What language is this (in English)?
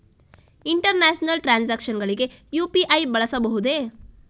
Kannada